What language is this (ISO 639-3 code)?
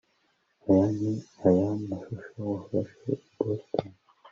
kin